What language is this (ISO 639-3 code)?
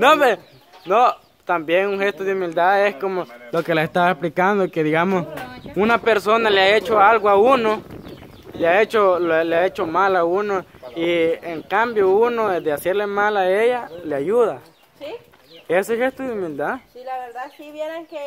spa